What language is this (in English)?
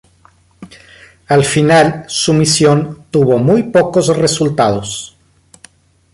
Spanish